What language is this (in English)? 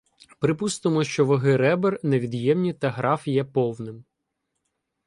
Ukrainian